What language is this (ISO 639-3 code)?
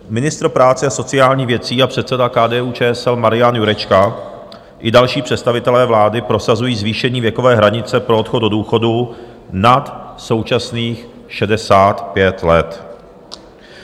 ces